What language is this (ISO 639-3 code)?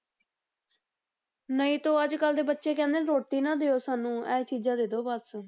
pan